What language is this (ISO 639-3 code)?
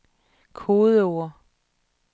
dan